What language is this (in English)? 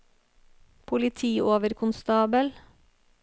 Norwegian